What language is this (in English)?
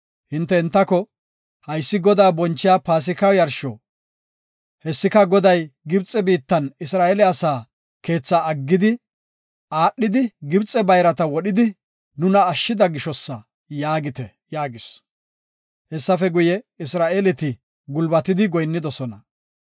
Gofa